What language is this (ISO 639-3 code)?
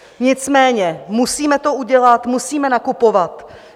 ces